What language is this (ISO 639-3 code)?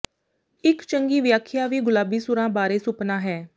pan